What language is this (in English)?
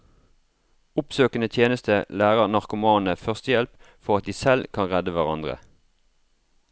Norwegian